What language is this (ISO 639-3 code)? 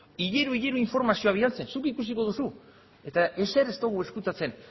eus